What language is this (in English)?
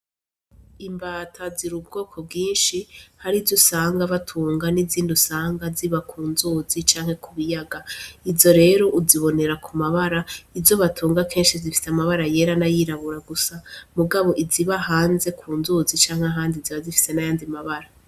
Rundi